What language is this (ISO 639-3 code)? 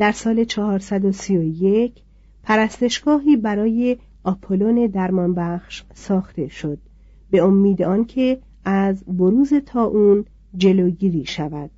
fas